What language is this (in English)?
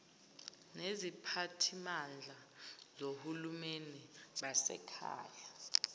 Zulu